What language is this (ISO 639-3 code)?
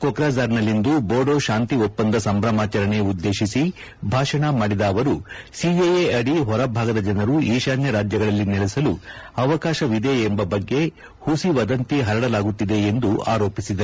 kan